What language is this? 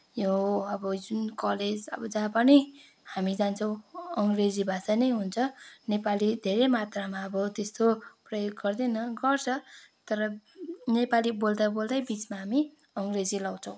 Nepali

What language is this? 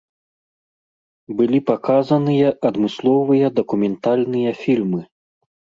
Belarusian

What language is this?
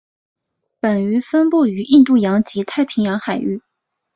Chinese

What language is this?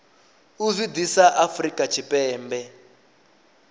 Venda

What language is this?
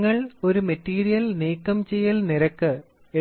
Malayalam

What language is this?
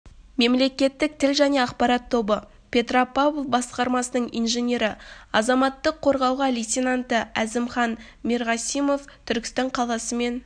Kazakh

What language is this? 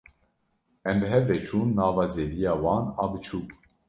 Kurdish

